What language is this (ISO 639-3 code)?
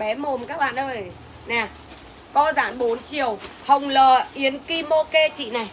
vie